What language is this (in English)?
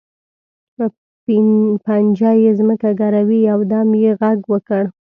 Pashto